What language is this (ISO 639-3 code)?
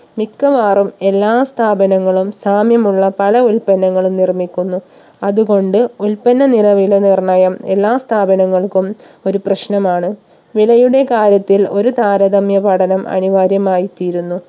mal